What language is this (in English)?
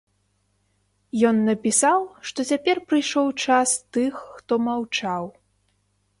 Belarusian